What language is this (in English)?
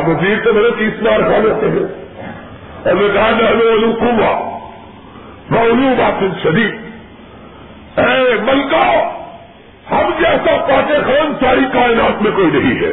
Urdu